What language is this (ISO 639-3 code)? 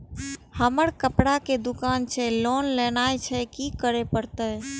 mai